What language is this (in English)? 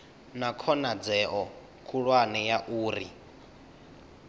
Venda